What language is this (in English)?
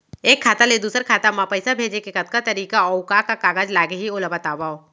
Chhattisgarhi